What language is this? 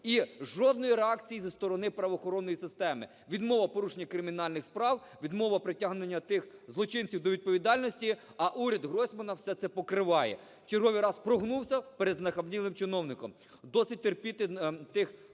Ukrainian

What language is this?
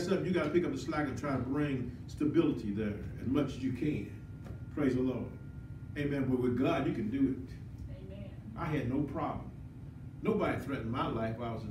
English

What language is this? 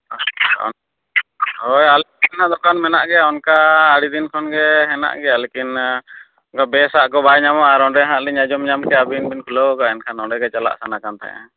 Santali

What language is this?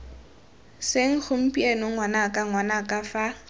Tswana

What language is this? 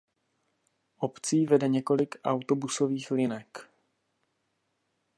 Czech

